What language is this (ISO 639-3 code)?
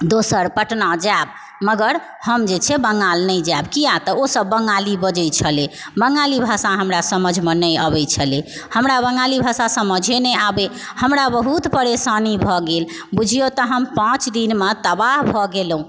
mai